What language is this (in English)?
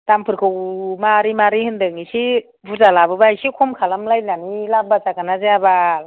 Bodo